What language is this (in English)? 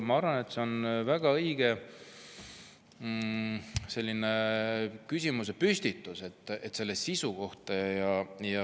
Estonian